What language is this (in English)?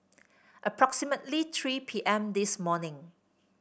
English